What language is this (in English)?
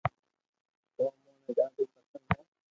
Loarki